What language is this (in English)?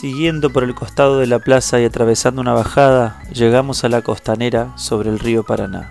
Spanish